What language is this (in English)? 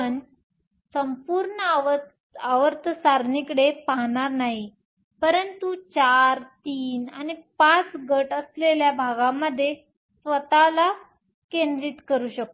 Marathi